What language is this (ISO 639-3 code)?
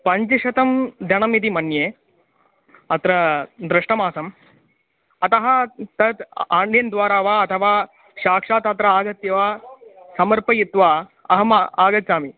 san